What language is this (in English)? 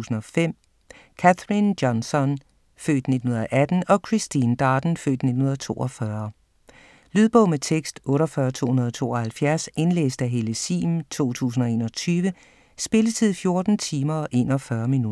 Danish